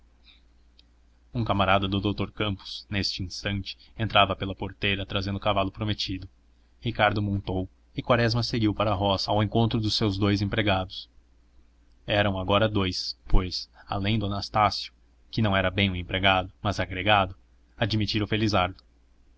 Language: Portuguese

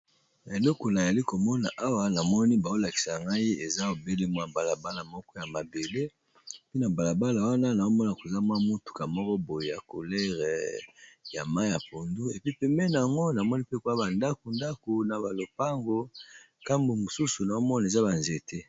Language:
Lingala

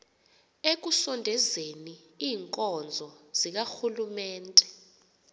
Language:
Xhosa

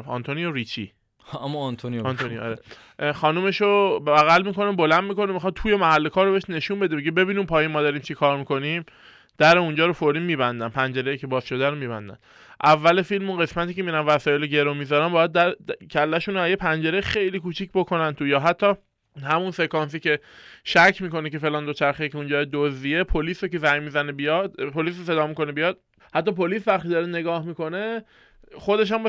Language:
Persian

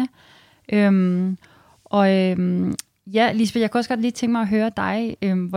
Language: Danish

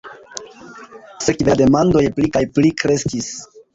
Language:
Esperanto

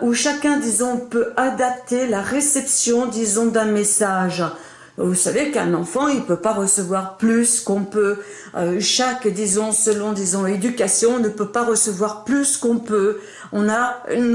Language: French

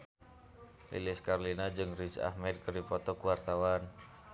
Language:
Sundanese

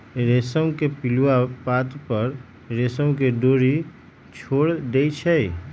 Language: Magahi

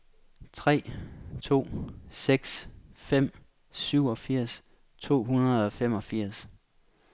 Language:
Danish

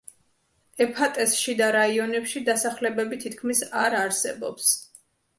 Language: Georgian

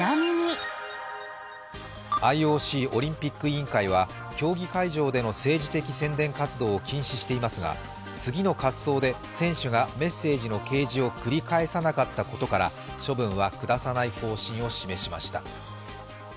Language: Japanese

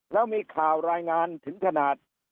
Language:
Thai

